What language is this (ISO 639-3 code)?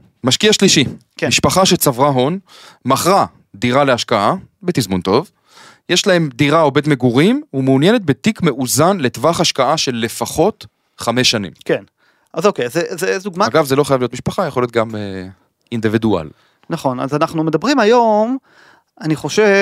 heb